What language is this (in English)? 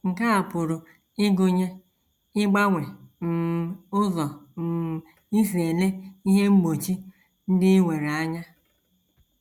Igbo